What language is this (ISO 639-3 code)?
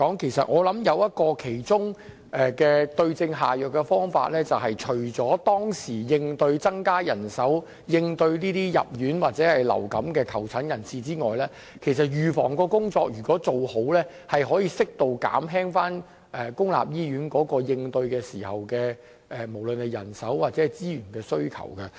yue